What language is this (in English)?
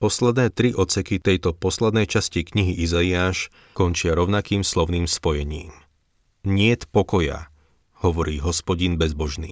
Slovak